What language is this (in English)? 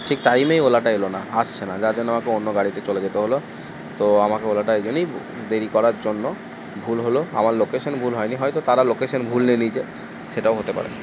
Bangla